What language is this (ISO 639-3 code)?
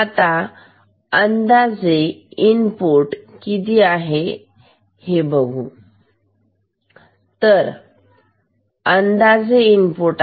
mar